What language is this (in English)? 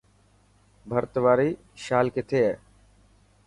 Dhatki